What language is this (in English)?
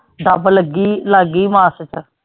Punjabi